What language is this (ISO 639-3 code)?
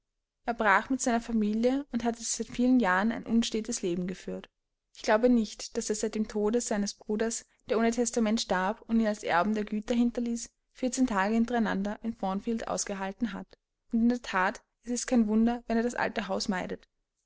deu